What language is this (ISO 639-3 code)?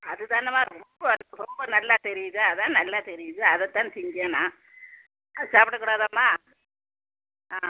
tam